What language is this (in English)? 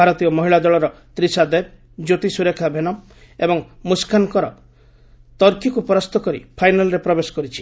Odia